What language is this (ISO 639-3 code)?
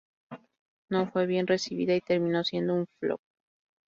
spa